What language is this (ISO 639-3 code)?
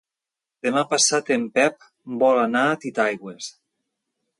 cat